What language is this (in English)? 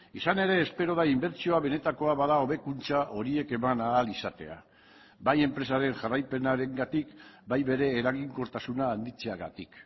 Basque